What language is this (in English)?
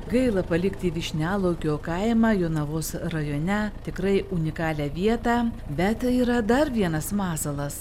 Lithuanian